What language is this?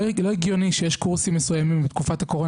Hebrew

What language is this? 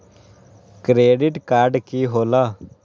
Magahi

